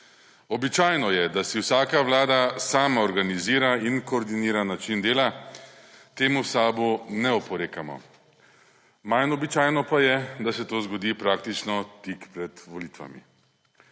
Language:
Slovenian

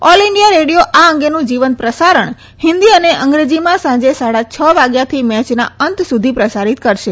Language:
Gujarati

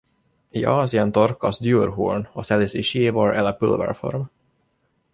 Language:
Swedish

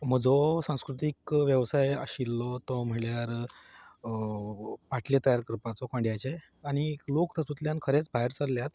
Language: Konkani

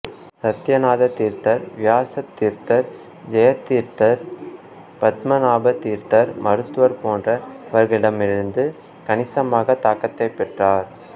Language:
Tamil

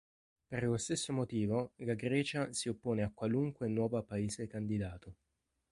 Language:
Italian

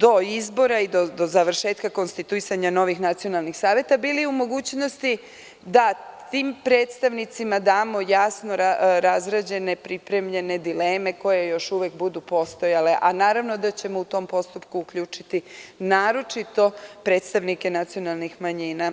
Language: Serbian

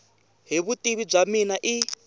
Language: Tsonga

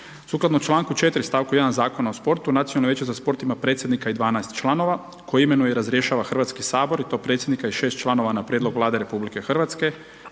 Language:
Croatian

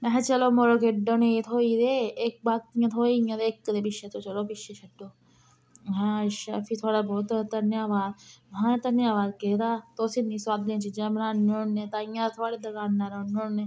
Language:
Dogri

